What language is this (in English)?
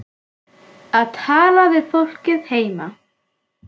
Icelandic